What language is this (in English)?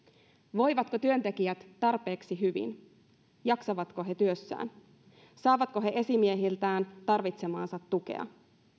Finnish